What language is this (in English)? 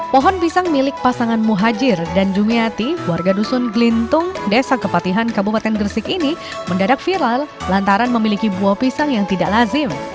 Indonesian